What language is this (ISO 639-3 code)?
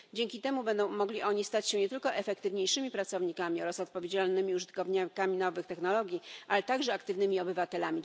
pol